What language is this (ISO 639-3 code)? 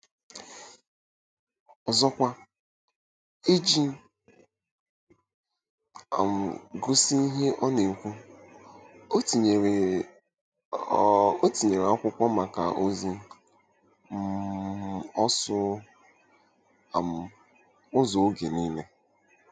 ibo